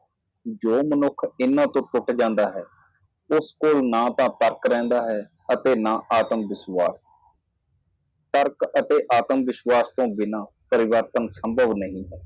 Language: Punjabi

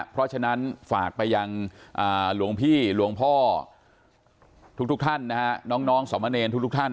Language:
Thai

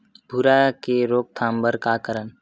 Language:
Chhattisgarhi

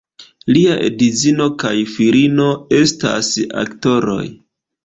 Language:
Esperanto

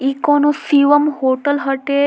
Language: Bhojpuri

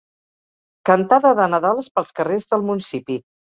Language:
Catalan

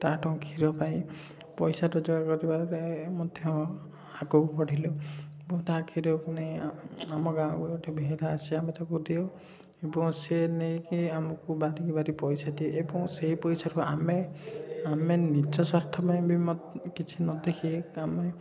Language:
Odia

